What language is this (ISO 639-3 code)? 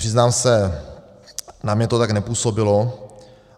ces